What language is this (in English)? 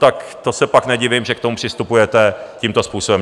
Czech